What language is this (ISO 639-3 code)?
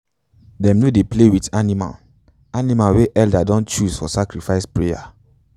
pcm